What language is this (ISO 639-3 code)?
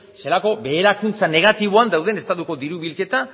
eus